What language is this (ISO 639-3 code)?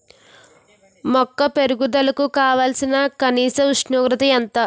tel